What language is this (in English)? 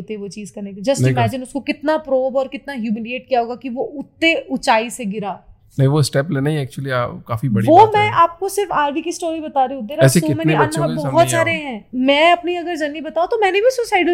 Hindi